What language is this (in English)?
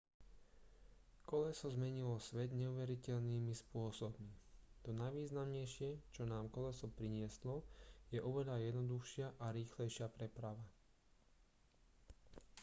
Slovak